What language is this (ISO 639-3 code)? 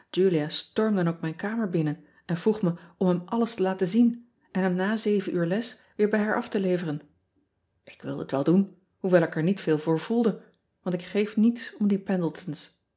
nld